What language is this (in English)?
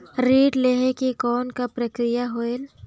Chhattisgarhi